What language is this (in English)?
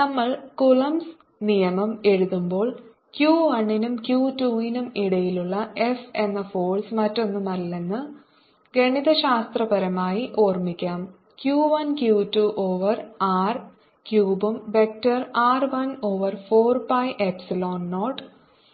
Malayalam